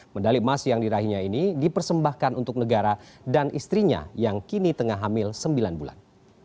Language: Indonesian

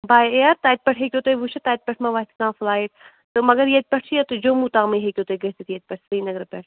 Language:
Kashmiri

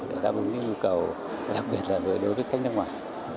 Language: Vietnamese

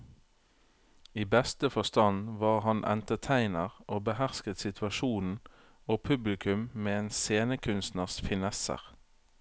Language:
Norwegian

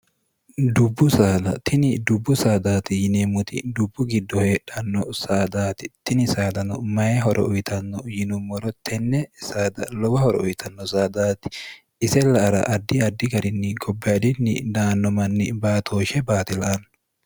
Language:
Sidamo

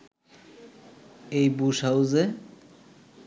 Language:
Bangla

